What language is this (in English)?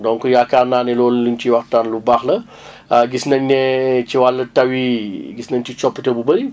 Wolof